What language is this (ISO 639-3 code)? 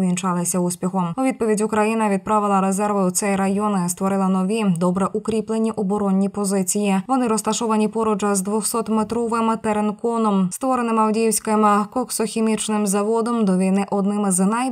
ukr